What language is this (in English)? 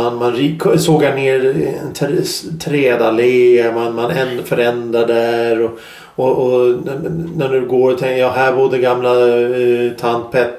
Swedish